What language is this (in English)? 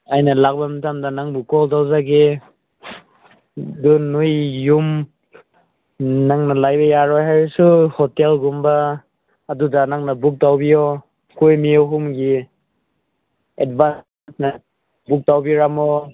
Manipuri